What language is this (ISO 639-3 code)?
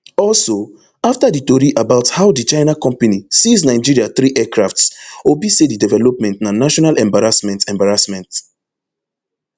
pcm